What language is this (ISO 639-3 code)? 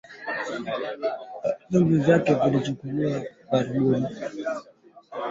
swa